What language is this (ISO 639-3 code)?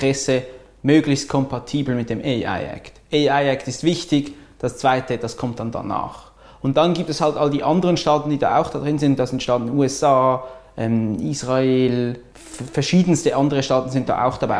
deu